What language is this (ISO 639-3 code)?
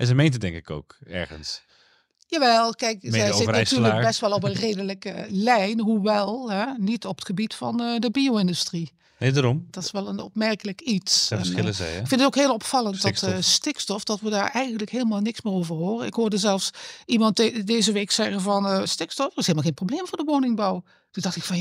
nld